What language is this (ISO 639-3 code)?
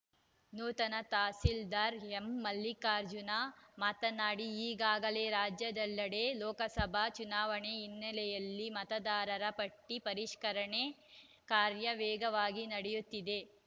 kan